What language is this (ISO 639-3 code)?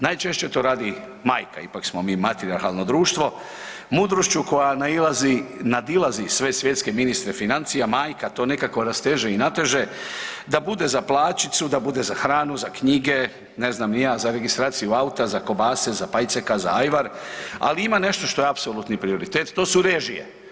hrv